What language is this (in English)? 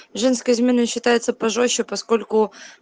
Russian